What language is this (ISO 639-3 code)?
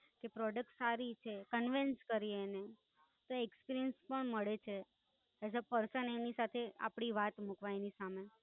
guj